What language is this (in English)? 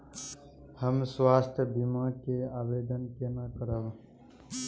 Maithili